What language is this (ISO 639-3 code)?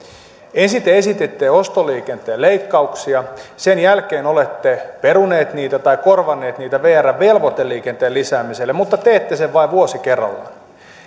fin